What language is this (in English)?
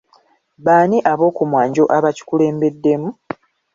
Ganda